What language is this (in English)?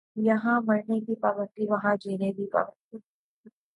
Urdu